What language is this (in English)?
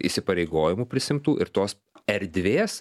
Lithuanian